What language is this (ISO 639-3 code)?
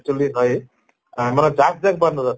asm